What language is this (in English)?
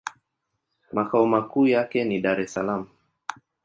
Swahili